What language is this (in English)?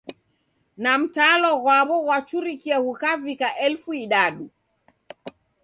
Taita